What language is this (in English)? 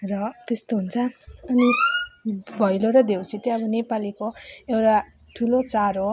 Nepali